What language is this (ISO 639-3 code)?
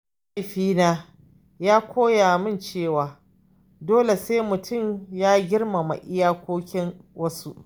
hau